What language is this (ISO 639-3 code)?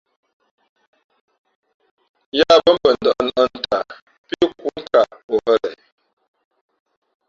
fmp